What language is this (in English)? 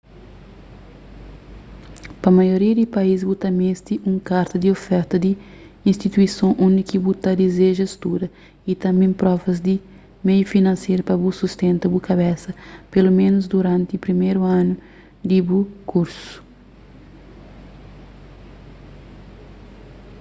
Kabuverdianu